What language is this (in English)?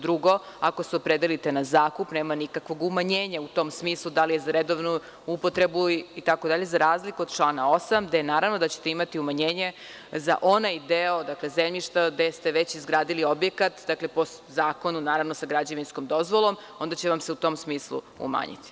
Serbian